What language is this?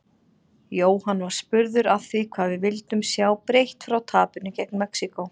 Icelandic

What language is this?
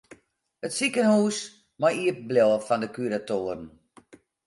Western Frisian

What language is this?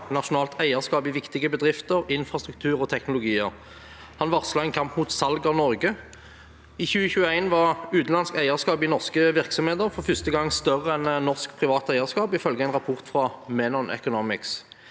Norwegian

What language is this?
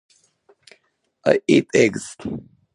Japanese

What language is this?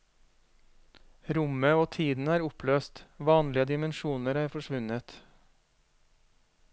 Norwegian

